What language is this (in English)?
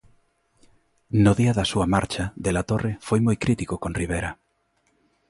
Galician